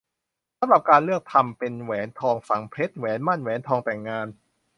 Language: Thai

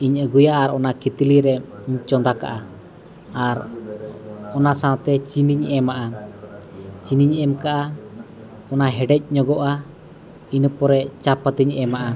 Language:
Santali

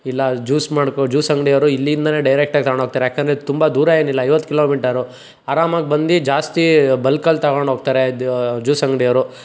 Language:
Kannada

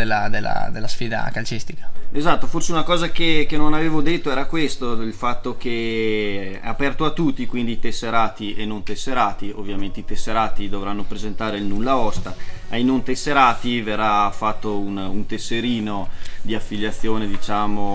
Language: Italian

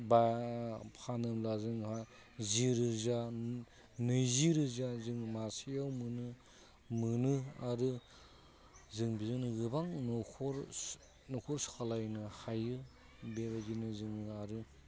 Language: Bodo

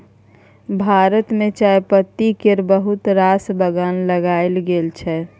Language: Maithili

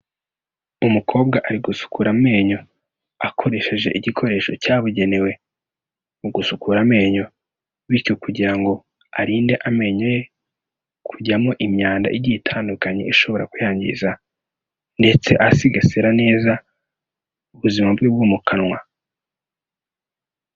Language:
Kinyarwanda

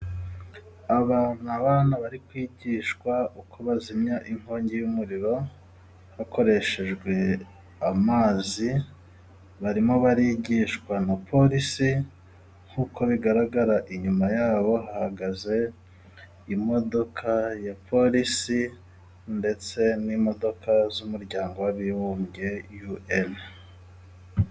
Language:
Kinyarwanda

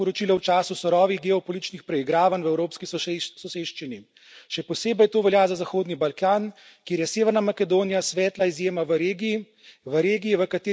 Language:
Slovenian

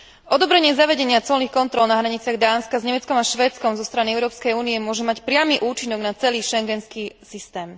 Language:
Slovak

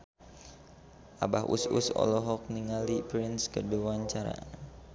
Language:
Sundanese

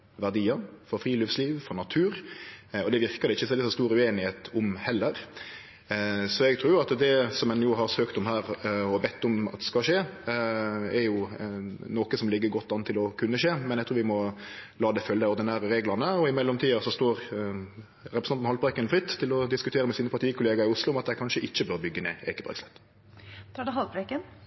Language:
Norwegian Nynorsk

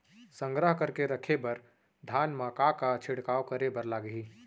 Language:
Chhattisgarhi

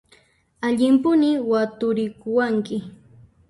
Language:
Puno Quechua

